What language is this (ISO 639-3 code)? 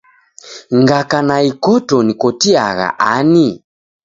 dav